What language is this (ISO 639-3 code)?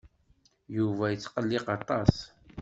kab